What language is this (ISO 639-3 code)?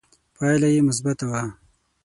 pus